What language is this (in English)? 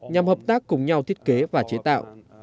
Vietnamese